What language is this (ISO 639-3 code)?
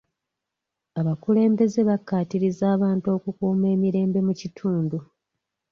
lug